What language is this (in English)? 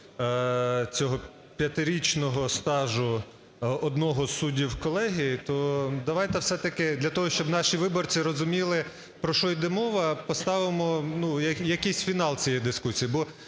Ukrainian